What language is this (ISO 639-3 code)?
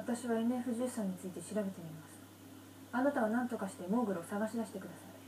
jpn